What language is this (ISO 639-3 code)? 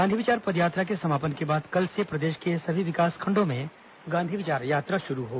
hin